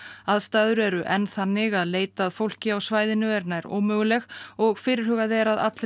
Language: Icelandic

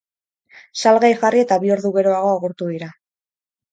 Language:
Basque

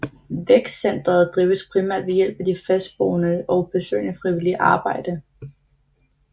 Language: Danish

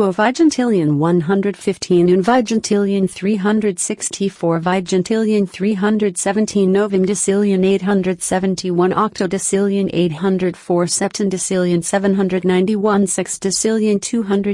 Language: English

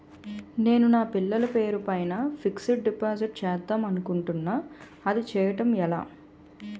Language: Telugu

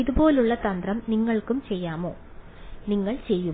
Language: Malayalam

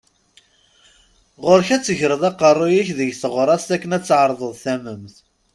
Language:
Kabyle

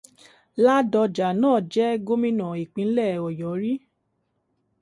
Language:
Yoruba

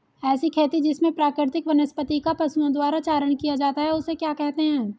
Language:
Hindi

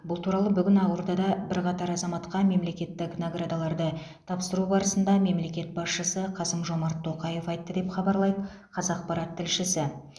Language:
Kazakh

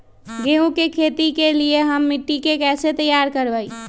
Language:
Magahi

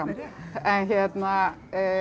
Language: Icelandic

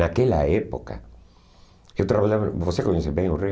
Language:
Portuguese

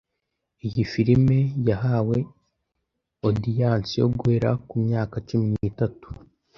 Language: Kinyarwanda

